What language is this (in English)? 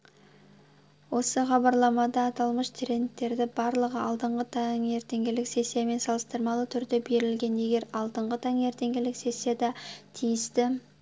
Kazakh